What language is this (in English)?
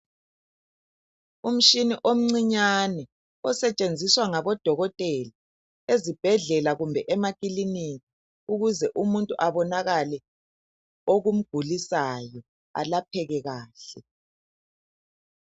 North Ndebele